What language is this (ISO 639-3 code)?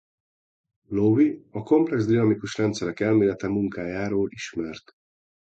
hun